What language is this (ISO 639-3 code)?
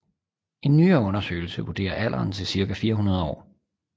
dan